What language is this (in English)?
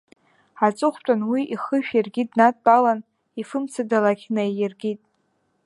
Abkhazian